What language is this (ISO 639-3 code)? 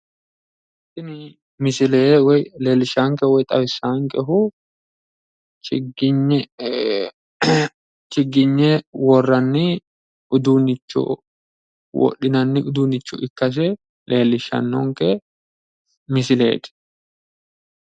sid